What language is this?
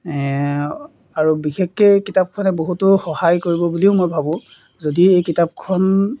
Assamese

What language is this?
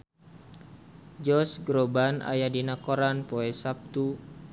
Sundanese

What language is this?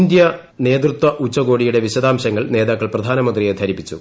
Malayalam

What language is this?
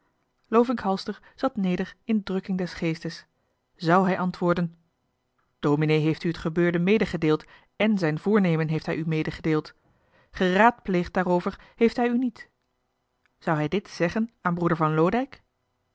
Dutch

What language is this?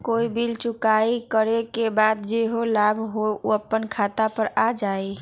Magahi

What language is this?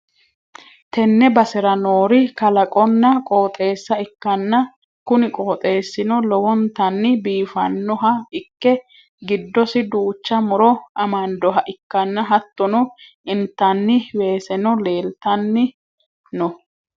Sidamo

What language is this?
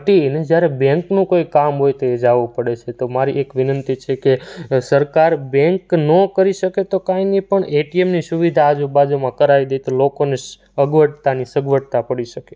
Gujarati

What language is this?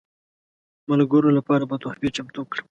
Pashto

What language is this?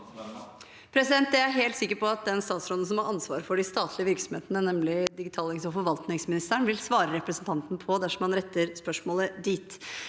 Norwegian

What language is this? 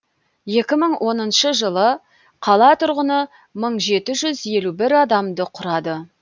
Kazakh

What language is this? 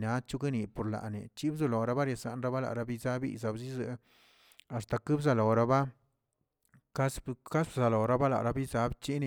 Tilquiapan Zapotec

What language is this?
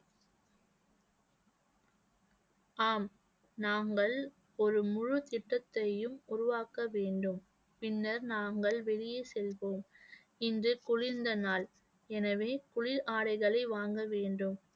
Tamil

